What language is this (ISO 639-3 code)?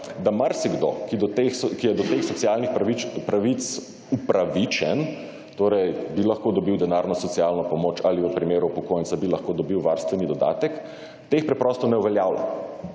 slv